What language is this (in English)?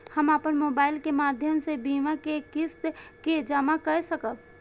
Maithili